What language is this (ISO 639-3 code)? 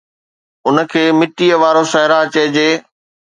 snd